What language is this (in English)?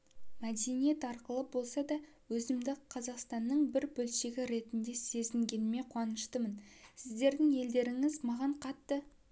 Kazakh